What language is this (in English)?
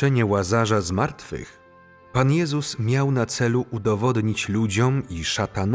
Polish